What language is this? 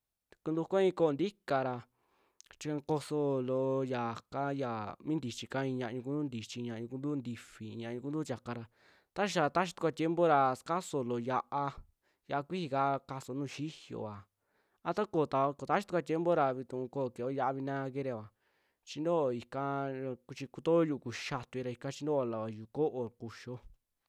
Western Juxtlahuaca Mixtec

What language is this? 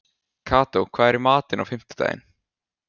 Icelandic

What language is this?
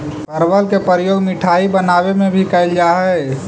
Magahi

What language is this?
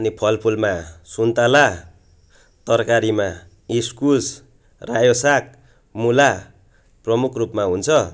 Nepali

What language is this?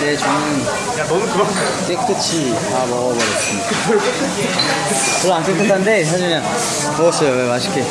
Korean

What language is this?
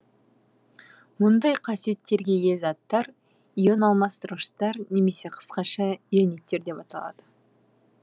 Kazakh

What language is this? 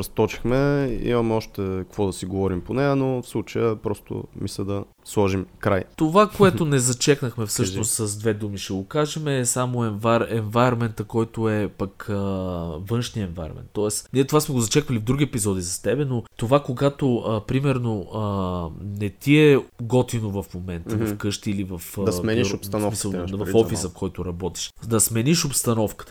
Bulgarian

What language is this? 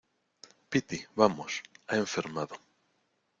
Spanish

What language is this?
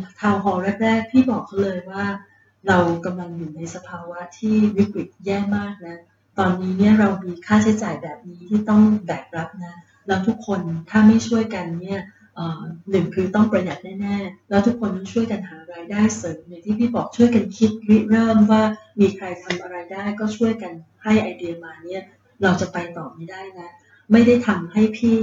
Thai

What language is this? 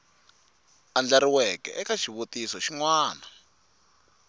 Tsonga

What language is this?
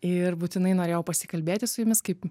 Lithuanian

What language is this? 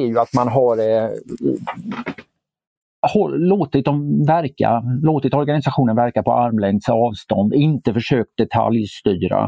Swedish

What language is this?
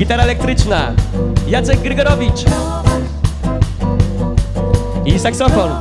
Polish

